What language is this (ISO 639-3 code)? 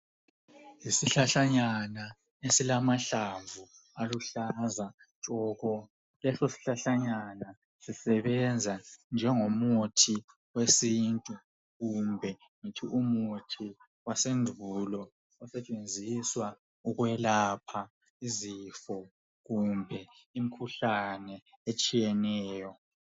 nde